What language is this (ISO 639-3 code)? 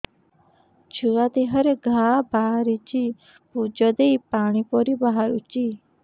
ori